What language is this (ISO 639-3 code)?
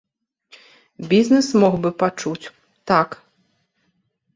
bel